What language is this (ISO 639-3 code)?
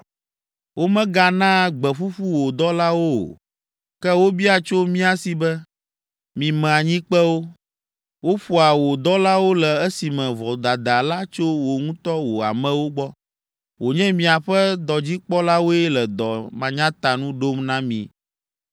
ewe